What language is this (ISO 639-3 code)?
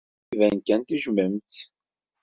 kab